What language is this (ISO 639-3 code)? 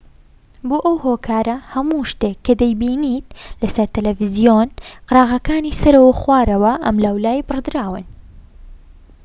ckb